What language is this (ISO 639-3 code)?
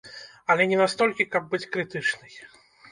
bel